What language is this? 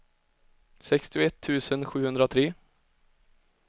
Swedish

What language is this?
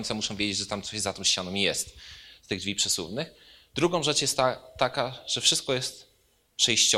Polish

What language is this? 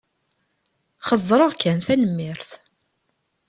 Kabyle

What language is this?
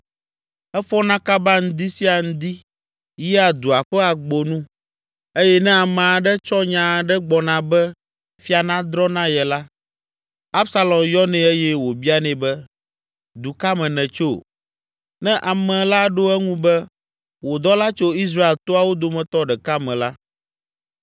Ewe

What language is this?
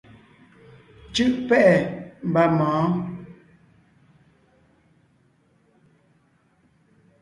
Ngiemboon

